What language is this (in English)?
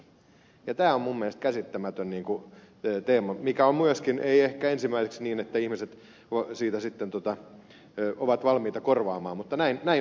Finnish